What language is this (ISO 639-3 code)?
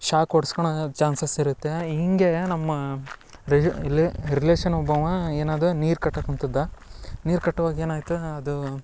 kan